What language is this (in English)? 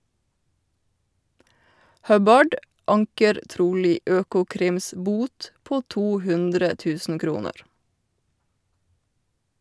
Norwegian